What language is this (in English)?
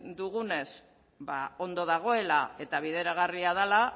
Basque